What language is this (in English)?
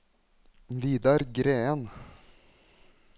Norwegian